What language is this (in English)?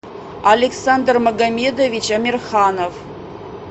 Russian